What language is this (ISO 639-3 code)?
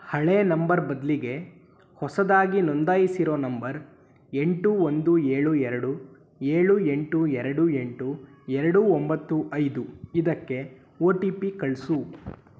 kan